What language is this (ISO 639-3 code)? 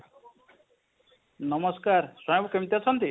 ori